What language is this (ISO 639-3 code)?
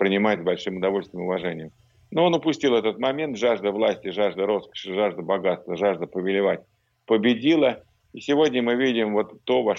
rus